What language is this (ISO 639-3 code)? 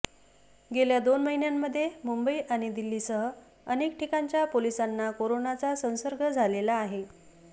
mar